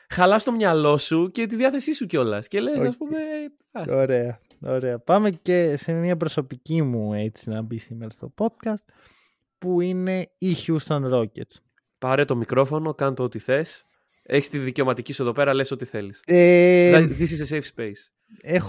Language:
Greek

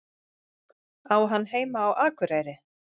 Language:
Icelandic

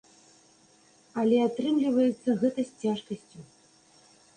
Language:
Belarusian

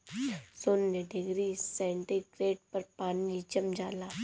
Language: Bhojpuri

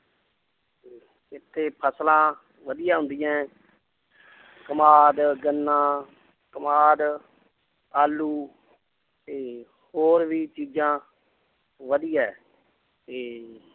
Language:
Punjabi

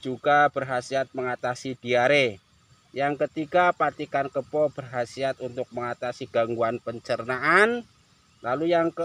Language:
Indonesian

